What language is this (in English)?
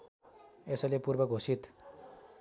Nepali